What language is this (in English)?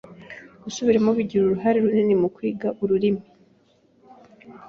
Kinyarwanda